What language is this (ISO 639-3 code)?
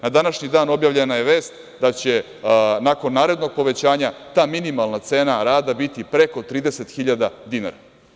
srp